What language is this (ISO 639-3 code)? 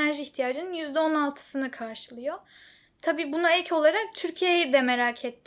tur